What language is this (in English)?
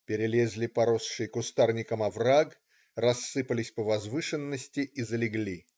Russian